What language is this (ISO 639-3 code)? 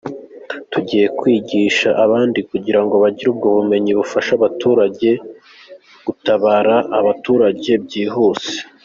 kin